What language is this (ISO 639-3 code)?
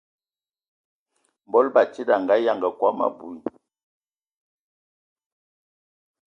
ewo